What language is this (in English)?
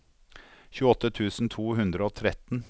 Norwegian